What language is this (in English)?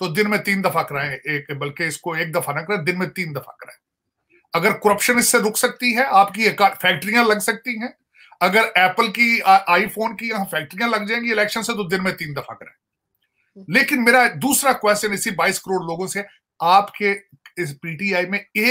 Hindi